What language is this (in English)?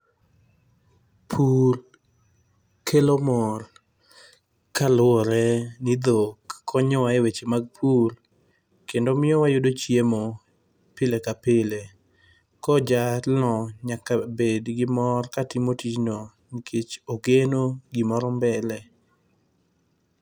Luo (Kenya and Tanzania)